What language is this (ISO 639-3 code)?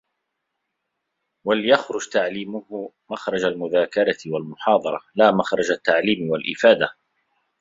ara